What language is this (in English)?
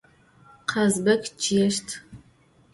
Adyghe